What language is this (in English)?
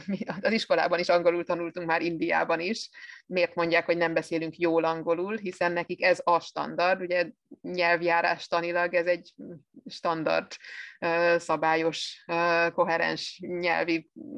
Hungarian